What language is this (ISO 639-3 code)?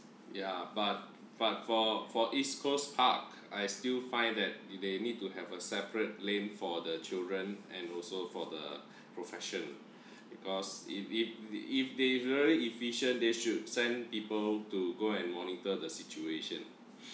eng